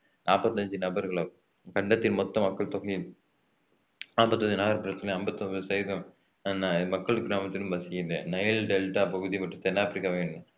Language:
Tamil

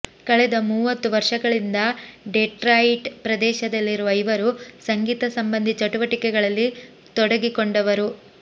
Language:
Kannada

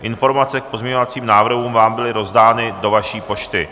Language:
Czech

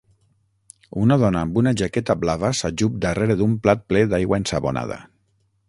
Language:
Catalan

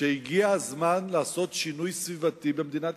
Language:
Hebrew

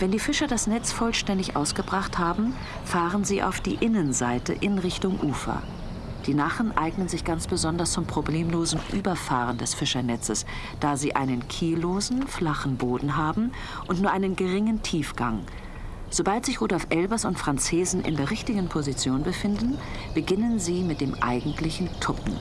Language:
German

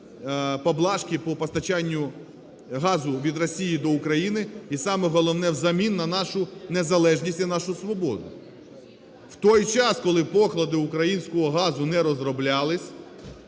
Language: Ukrainian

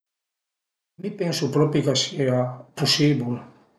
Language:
Piedmontese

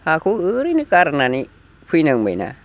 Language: Bodo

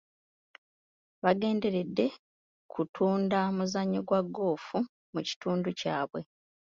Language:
Ganda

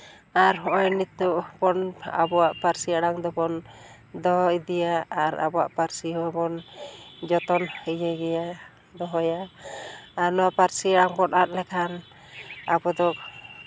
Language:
Santali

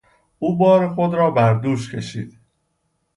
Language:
Persian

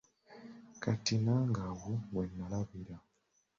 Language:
Ganda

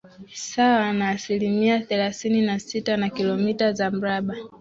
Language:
Swahili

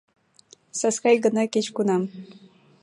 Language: Mari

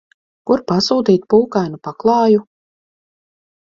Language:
Latvian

